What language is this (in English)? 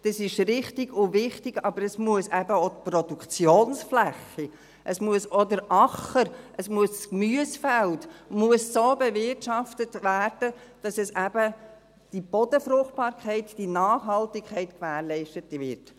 Swiss German